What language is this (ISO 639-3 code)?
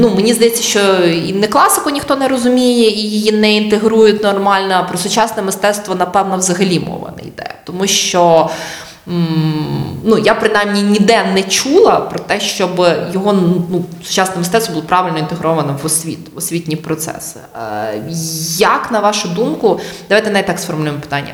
ukr